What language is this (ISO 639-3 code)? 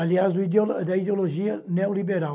por